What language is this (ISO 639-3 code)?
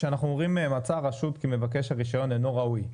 heb